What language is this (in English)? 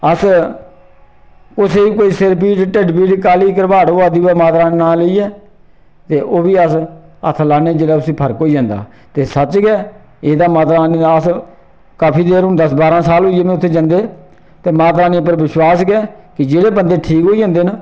Dogri